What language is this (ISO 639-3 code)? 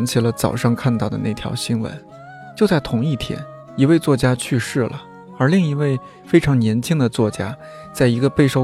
zho